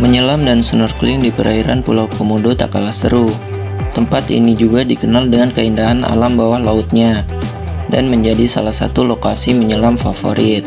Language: Indonesian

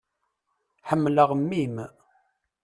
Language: Kabyle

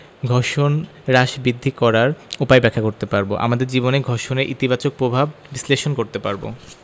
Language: Bangla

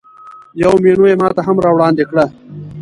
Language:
Pashto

